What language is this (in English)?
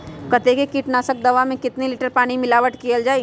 Magahi